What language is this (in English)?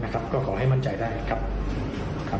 Thai